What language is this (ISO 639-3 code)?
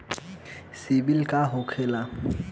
bho